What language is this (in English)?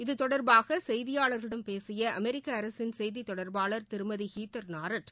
Tamil